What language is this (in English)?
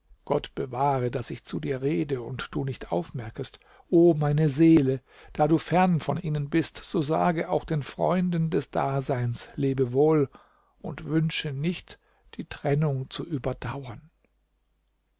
German